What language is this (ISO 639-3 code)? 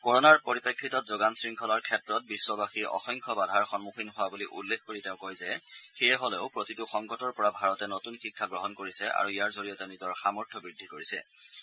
asm